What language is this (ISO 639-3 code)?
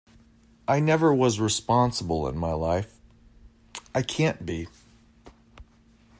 eng